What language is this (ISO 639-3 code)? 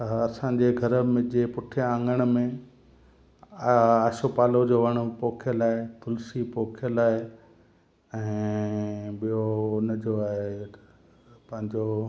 snd